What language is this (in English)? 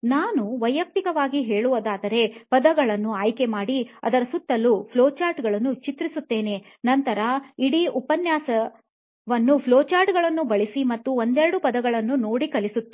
Kannada